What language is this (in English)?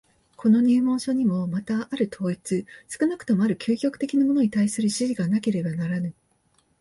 Japanese